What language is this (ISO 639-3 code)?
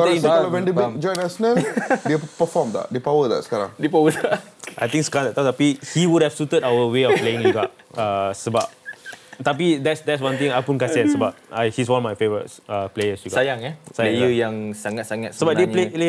msa